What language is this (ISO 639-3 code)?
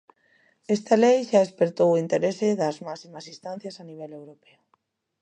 glg